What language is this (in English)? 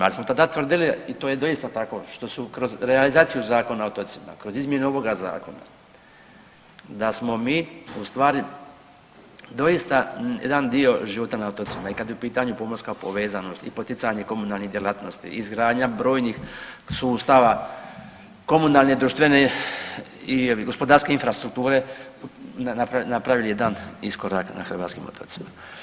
Croatian